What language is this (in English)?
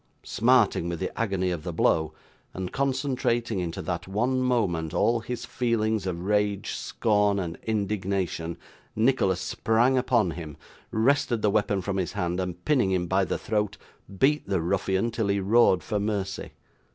English